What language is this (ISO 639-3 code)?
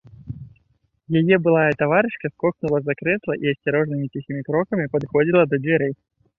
bel